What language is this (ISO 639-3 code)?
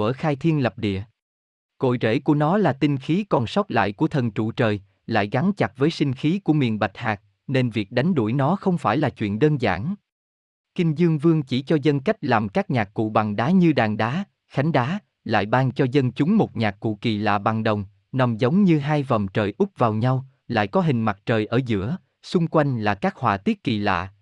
vie